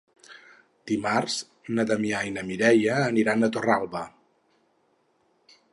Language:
Catalan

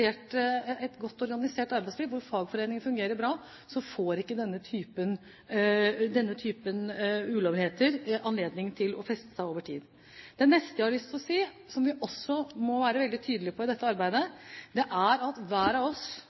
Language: Norwegian Bokmål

